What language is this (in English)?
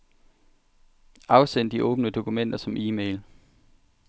Danish